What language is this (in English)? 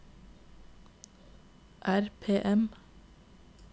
Norwegian